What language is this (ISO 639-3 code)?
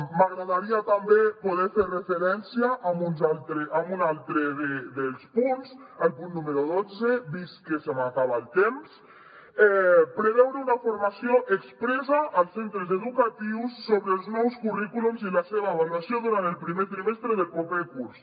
cat